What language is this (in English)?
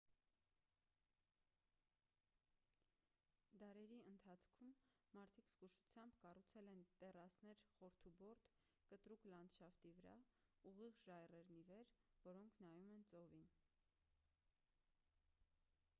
Armenian